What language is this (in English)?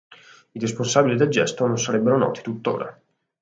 Italian